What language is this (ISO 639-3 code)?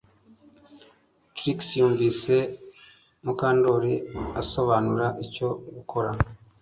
kin